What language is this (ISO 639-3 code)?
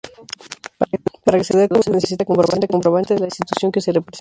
spa